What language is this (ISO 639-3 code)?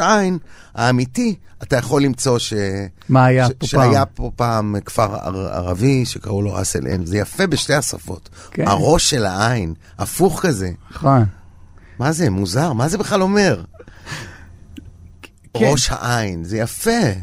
heb